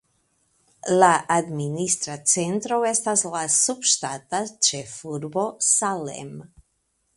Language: Esperanto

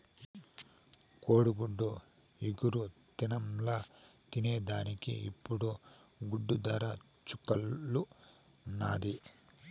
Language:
Telugu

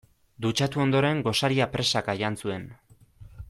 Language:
Basque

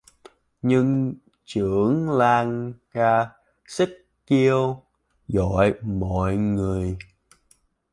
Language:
Vietnamese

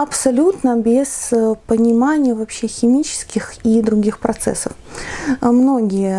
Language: Russian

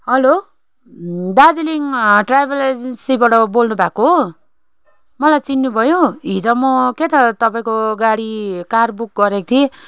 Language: Nepali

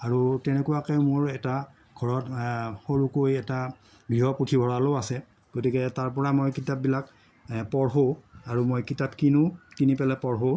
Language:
Assamese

